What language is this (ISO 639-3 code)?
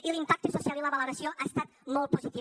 cat